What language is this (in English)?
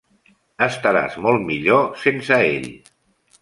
Catalan